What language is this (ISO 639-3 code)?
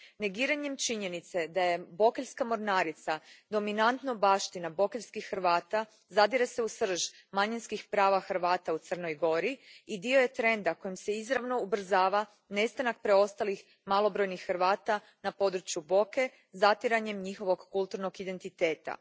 hrv